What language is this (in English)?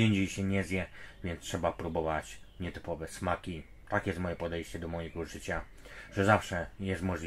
Polish